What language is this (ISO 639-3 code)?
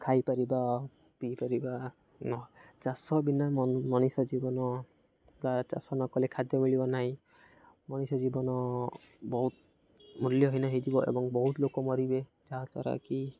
ori